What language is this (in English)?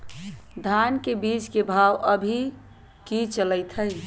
Magahi